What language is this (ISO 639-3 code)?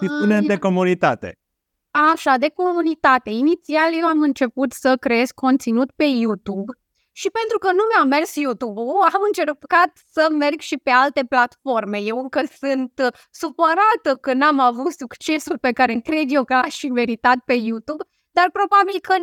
ron